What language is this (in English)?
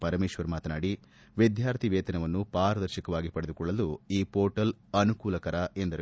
Kannada